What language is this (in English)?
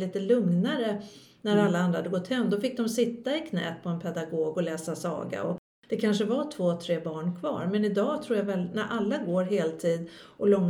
Swedish